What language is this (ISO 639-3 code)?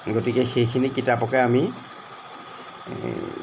asm